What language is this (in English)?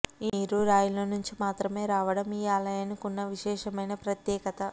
Telugu